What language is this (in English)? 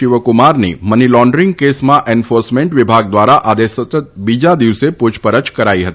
Gujarati